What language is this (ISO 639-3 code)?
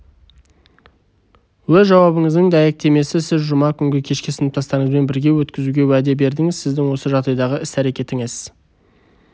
kaz